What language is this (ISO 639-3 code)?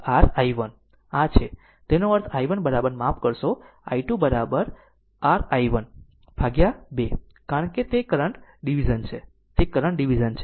guj